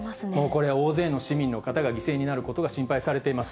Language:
Japanese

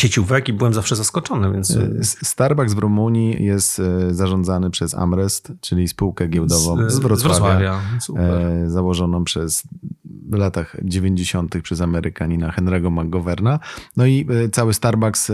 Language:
Polish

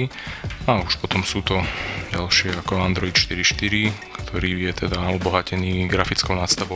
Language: Slovak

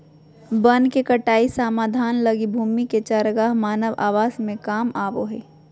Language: Magahi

